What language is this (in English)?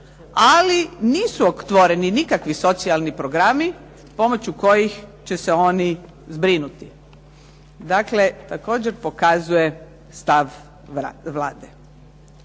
Croatian